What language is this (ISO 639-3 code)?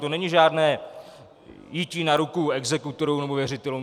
ces